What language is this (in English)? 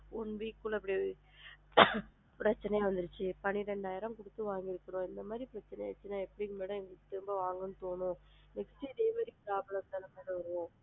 Tamil